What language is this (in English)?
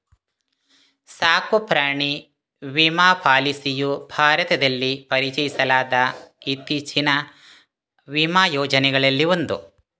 Kannada